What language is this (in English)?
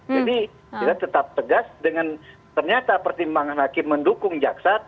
Indonesian